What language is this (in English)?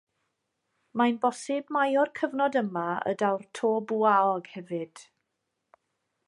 Welsh